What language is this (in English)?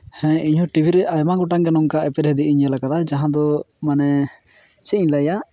Santali